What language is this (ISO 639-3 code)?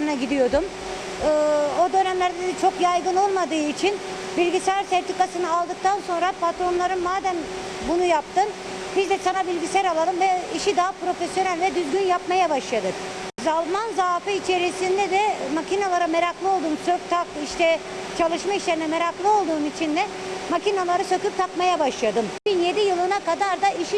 tur